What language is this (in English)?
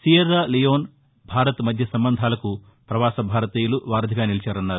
Telugu